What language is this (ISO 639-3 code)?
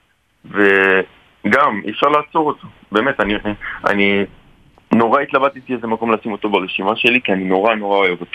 heb